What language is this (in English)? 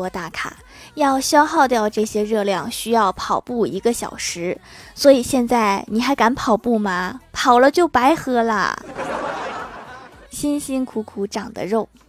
Chinese